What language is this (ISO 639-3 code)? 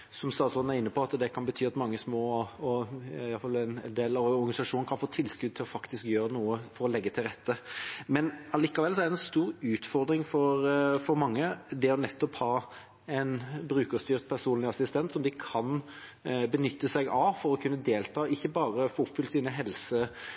nob